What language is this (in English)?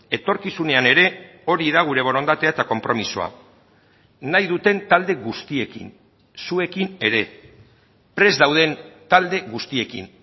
Basque